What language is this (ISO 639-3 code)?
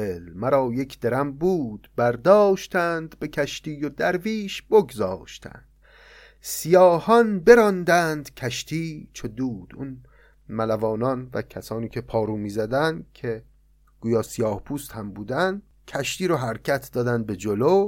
fas